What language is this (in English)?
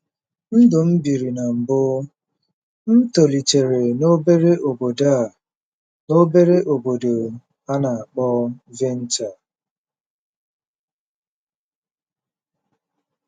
Igbo